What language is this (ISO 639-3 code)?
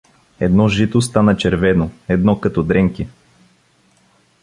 bul